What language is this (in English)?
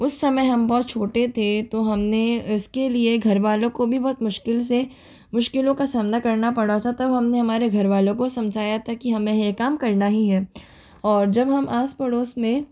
Hindi